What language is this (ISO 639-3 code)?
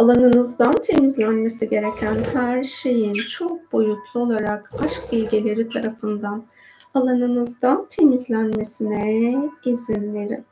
tur